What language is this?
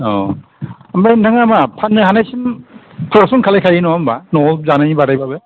Bodo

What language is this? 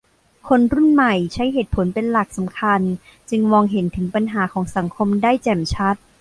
Thai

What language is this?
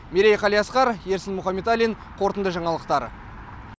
Kazakh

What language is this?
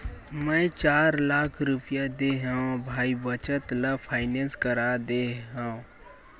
Chhattisgarhi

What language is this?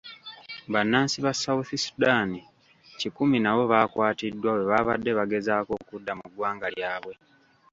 Ganda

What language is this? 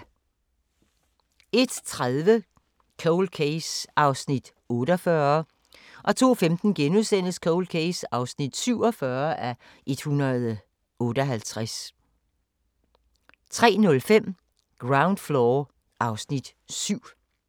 Danish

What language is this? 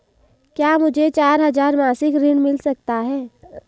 Hindi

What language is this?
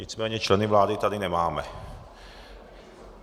Czech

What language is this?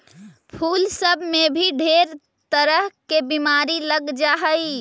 Magahi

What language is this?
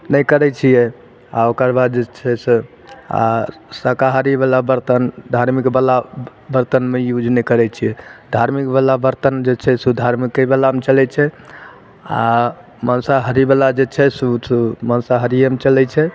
Maithili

